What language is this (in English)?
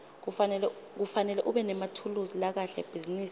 Swati